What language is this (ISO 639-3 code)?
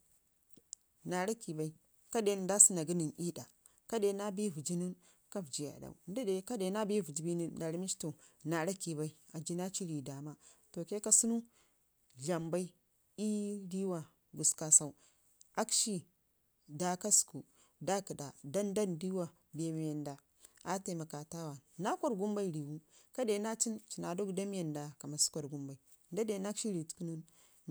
ngi